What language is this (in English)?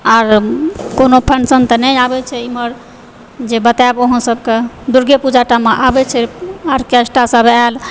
Maithili